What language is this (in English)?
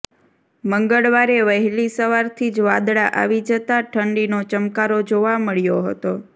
Gujarati